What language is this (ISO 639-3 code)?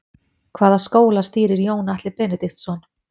isl